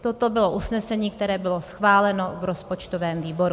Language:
Czech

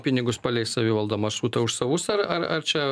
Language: Lithuanian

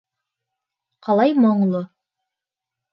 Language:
Bashkir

